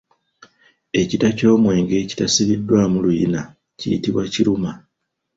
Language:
Ganda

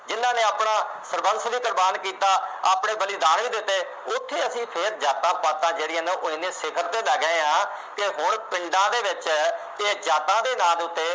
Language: Punjabi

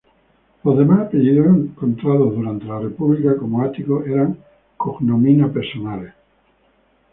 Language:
Spanish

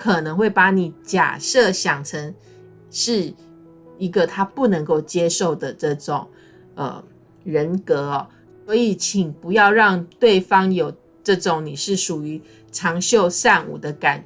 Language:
Chinese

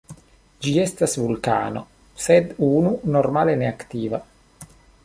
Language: Esperanto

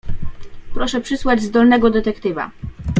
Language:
Polish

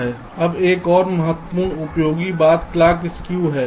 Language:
Hindi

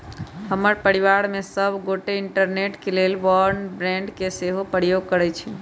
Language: Magahi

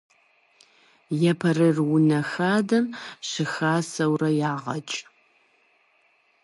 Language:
Kabardian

